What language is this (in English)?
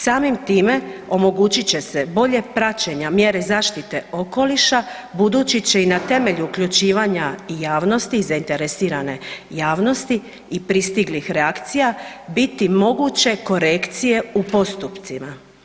Croatian